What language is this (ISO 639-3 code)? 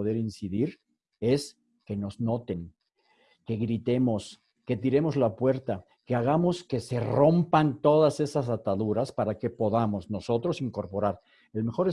spa